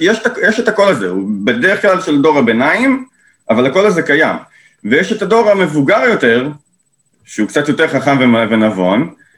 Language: Hebrew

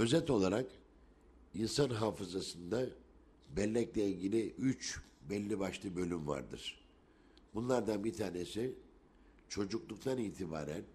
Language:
Turkish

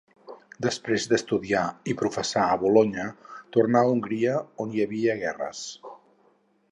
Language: Catalan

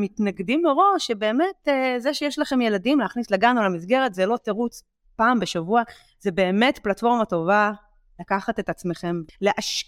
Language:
Hebrew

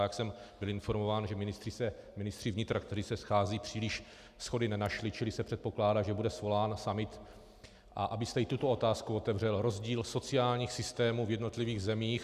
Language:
Czech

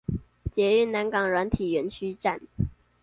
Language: Chinese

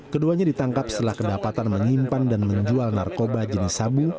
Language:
Indonesian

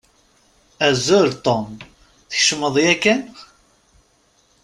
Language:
Kabyle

